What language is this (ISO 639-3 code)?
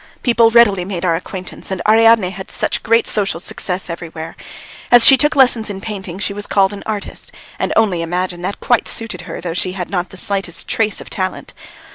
eng